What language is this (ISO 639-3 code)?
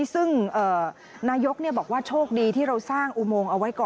tha